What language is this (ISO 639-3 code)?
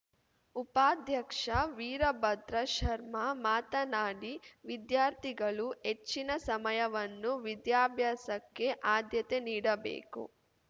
kan